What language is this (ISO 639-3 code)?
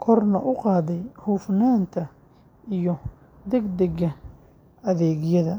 som